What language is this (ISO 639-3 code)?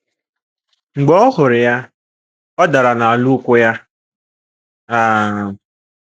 ibo